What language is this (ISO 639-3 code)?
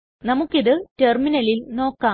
mal